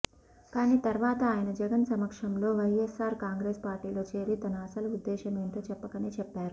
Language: Telugu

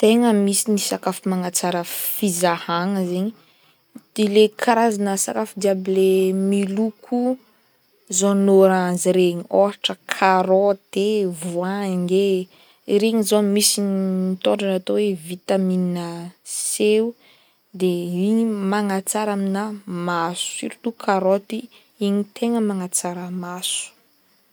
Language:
Northern Betsimisaraka Malagasy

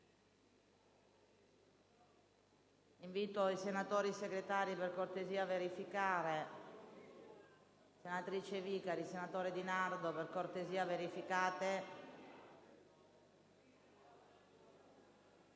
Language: Italian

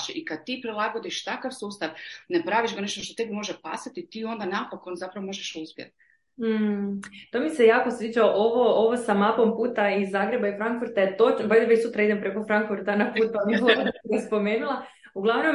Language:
Croatian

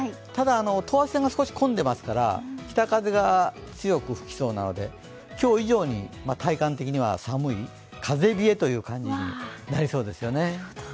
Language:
Japanese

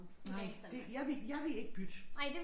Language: Danish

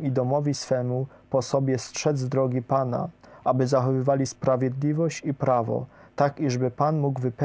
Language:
Polish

